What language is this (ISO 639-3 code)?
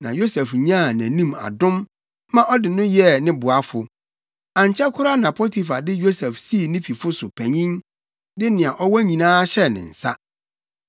aka